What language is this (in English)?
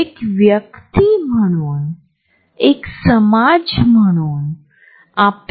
Marathi